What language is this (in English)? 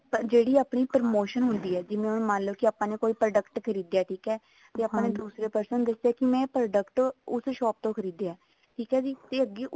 Punjabi